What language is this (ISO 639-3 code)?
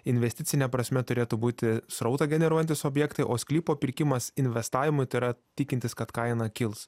lit